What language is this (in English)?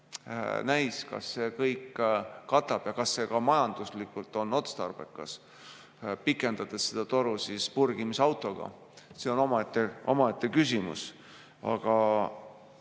Estonian